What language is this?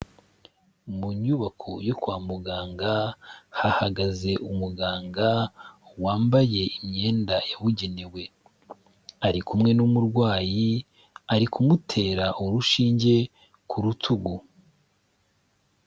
Kinyarwanda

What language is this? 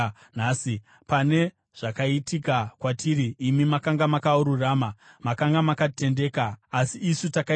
Shona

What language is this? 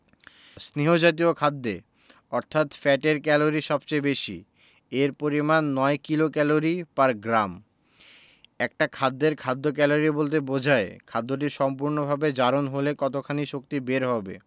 Bangla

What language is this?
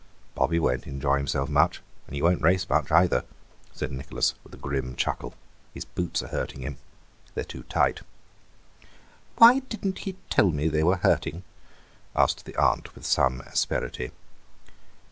English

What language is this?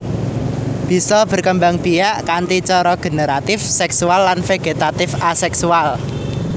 Javanese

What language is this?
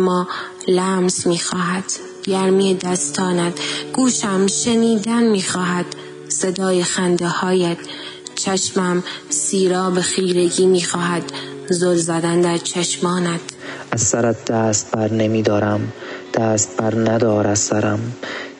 Persian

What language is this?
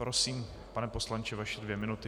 Czech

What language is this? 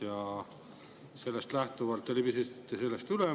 Estonian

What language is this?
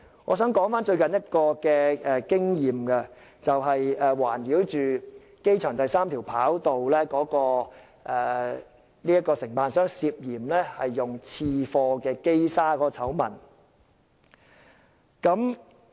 Cantonese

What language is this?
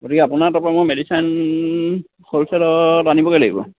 Assamese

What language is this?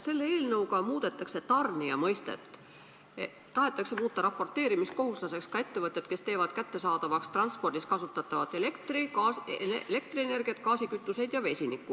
Estonian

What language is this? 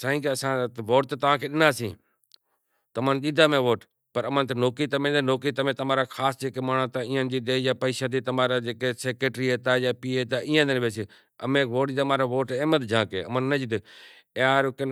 Kachi Koli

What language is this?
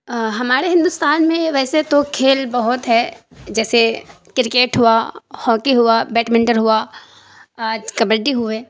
Urdu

